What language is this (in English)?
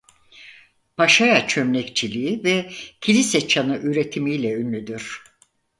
Turkish